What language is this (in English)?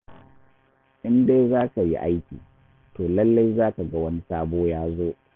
Hausa